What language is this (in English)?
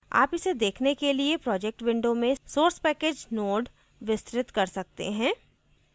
Hindi